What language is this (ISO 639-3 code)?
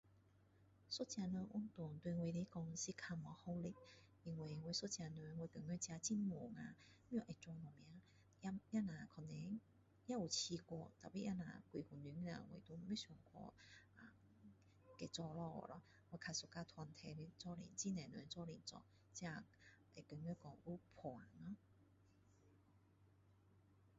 cdo